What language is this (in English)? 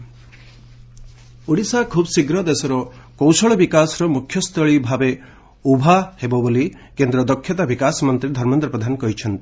Odia